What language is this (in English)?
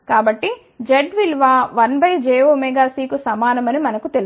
Telugu